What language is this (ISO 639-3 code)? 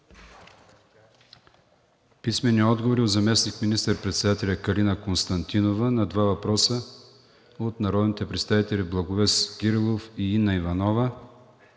bul